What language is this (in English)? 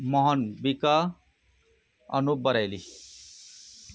Nepali